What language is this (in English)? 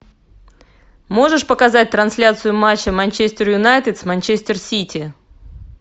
Russian